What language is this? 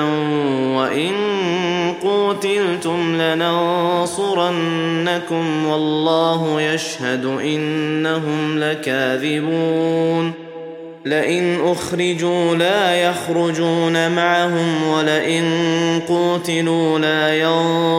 Arabic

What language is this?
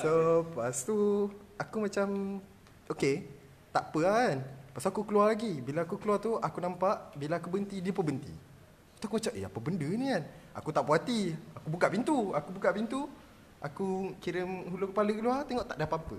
Malay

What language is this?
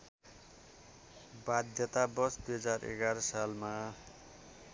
Nepali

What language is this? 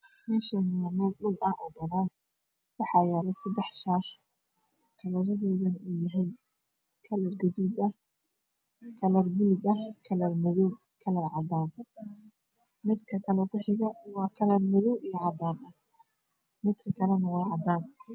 Somali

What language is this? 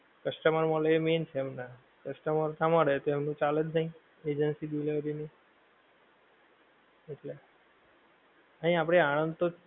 Gujarati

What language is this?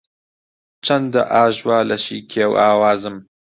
Central Kurdish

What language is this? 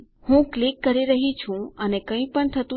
Gujarati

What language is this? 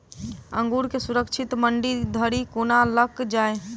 Maithili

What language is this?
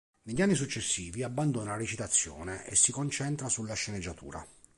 Italian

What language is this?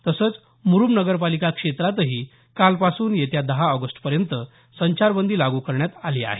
Marathi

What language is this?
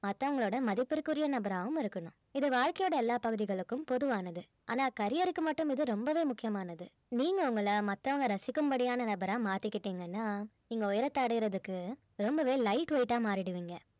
Tamil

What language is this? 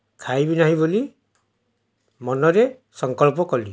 Odia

